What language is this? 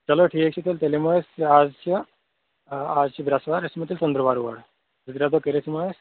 Kashmiri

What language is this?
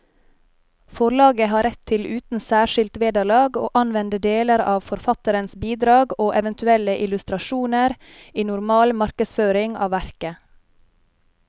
Norwegian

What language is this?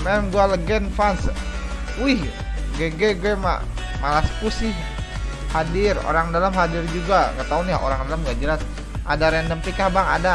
Indonesian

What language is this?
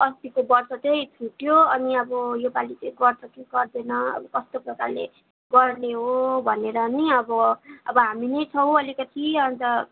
Nepali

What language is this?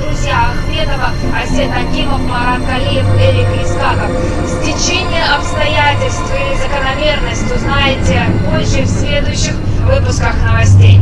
Russian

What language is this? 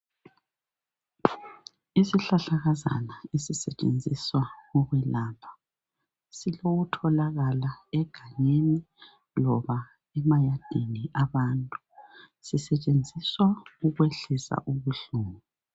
North Ndebele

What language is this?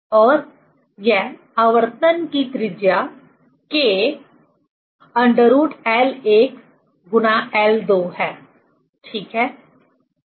Hindi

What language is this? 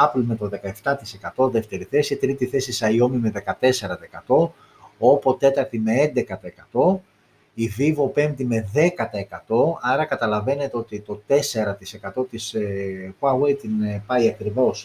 Greek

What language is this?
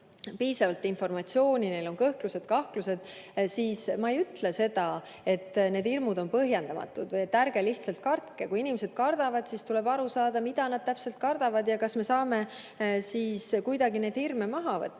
Estonian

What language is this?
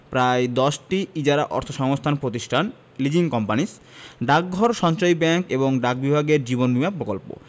Bangla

